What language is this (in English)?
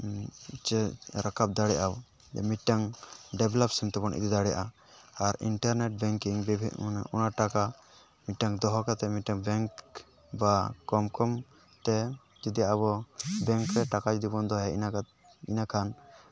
Santali